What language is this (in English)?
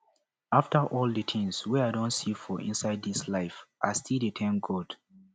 Nigerian Pidgin